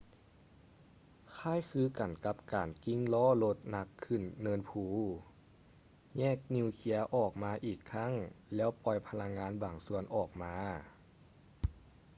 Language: Lao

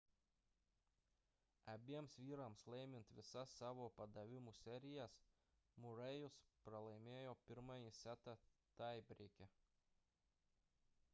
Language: Lithuanian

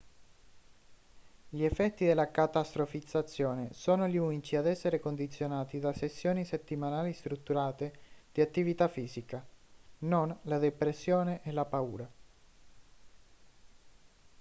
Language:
Italian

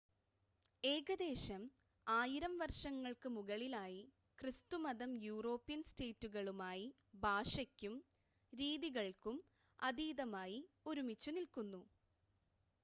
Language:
Malayalam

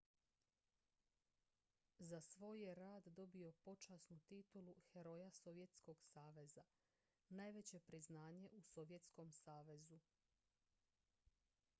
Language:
Croatian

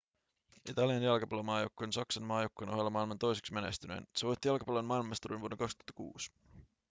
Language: Finnish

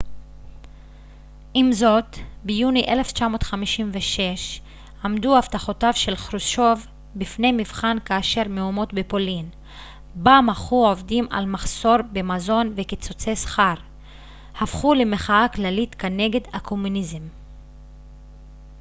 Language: Hebrew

